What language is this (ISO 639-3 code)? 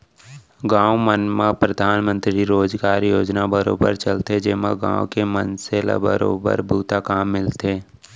hne